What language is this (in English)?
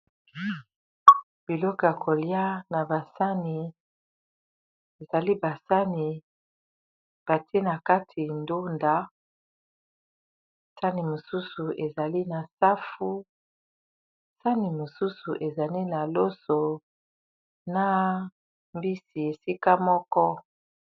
Lingala